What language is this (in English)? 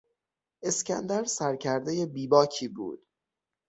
Persian